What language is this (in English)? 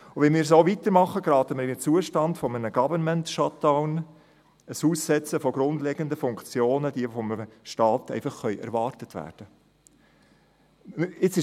Swiss German